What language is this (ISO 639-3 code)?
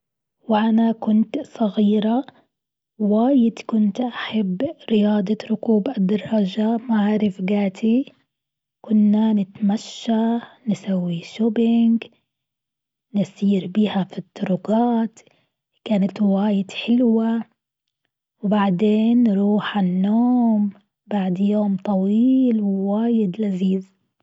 afb